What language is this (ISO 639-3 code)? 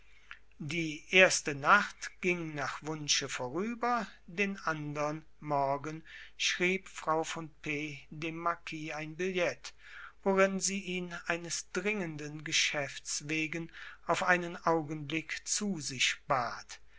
deu